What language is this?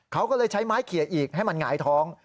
Thai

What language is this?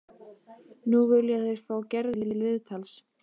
Icelandic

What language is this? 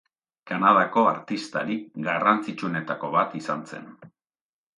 Basque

